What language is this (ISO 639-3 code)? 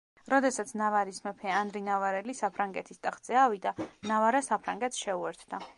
kat